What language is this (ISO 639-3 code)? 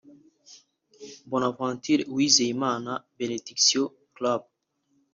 kin